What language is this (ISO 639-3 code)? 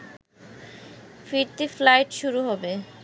ben